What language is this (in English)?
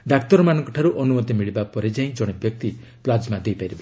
Odia